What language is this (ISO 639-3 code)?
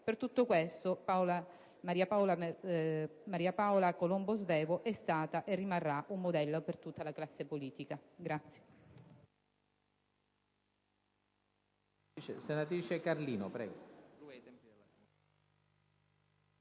ita